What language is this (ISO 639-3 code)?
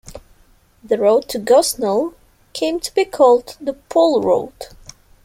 eng